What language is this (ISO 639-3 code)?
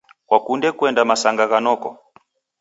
dav